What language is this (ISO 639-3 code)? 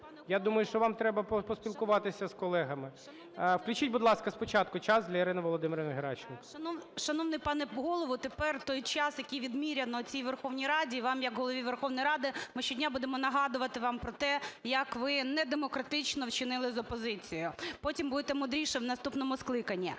ukr